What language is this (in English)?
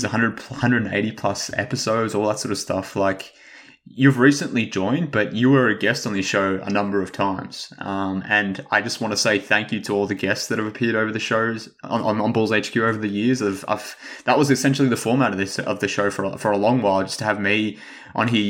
English